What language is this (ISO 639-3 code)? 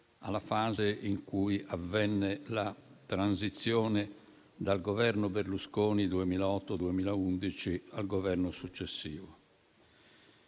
ita